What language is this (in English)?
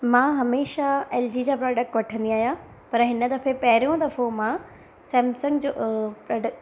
Sindhi